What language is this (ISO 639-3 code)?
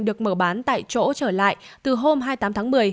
vie